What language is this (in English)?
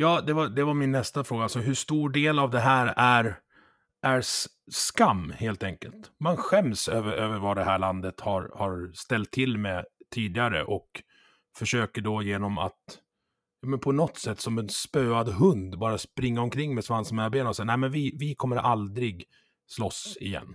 Swedish